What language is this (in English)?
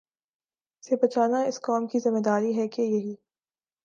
Urdu